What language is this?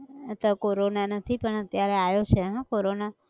Gujarati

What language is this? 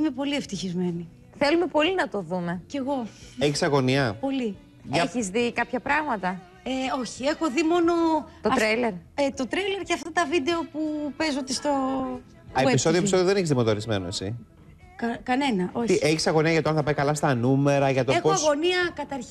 Greek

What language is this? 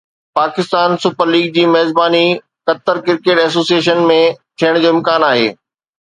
Sindhi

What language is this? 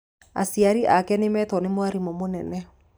Kikuyu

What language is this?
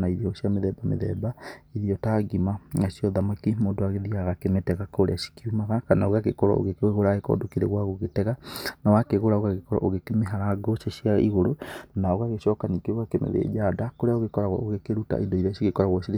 Kikuyu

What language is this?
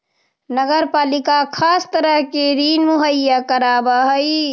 Magahi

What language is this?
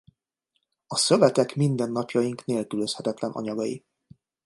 Hungarian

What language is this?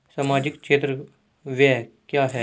Hindi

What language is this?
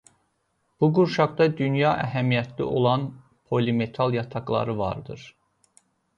Azerbaijani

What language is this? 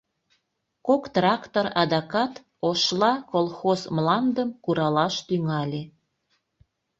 Mari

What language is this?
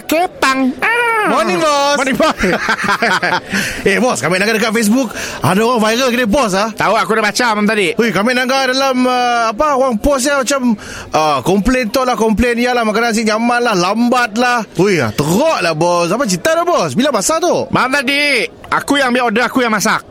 Malay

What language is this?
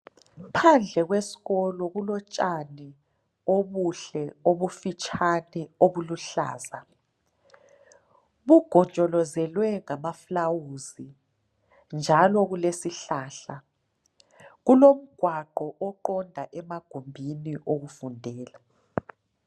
North Ndebele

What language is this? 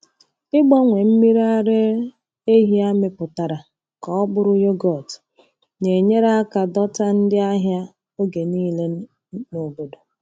Igbo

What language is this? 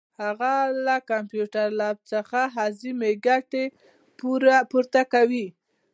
Pashto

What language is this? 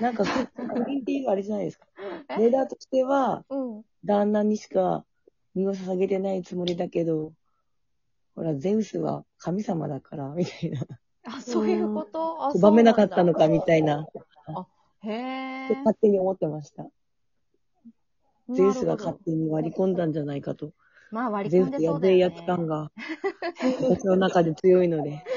Japanese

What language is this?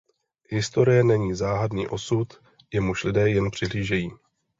Czech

